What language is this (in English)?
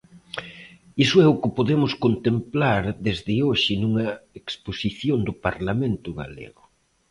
Galician